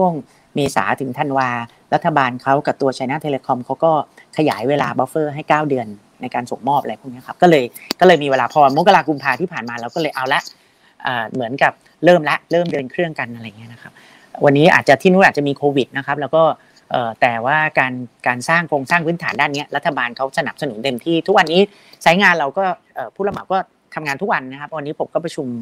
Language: Thai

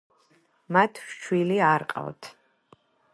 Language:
Georgian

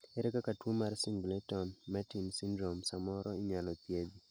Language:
Luo (Kenya and Tanzania)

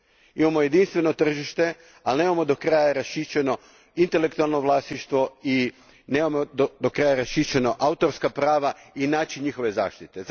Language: Croatian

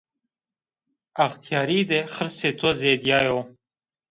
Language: Zaza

